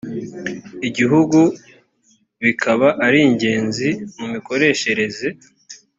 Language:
Kinyarwanda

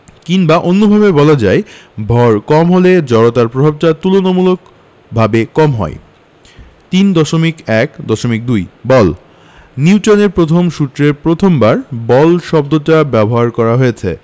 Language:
Bangla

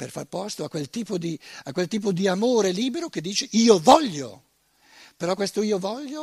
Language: Italian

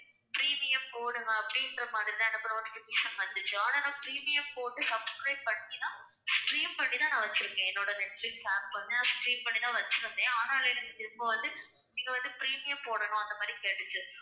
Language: Tamil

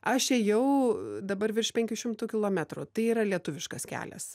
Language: Lithuanian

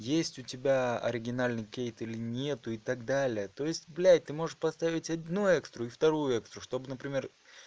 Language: Russian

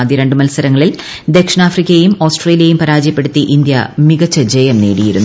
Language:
Malayalam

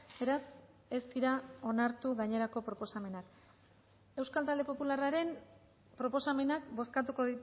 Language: Basque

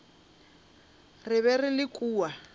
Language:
Northern Sotho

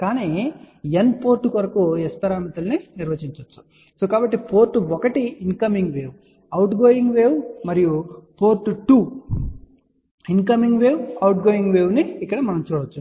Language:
Telugu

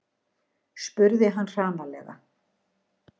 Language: Icelandic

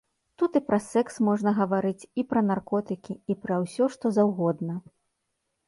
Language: Belarusian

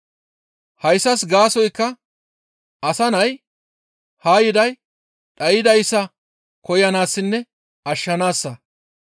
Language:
Gamo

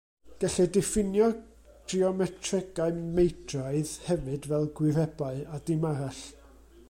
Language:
Welsh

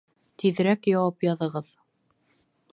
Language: Bashkir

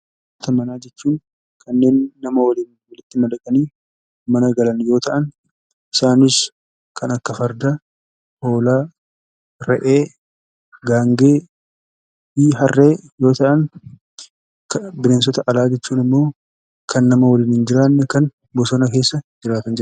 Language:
Oromo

